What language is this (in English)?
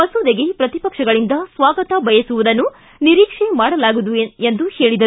Kannada